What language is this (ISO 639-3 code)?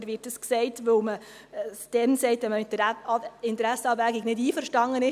gsw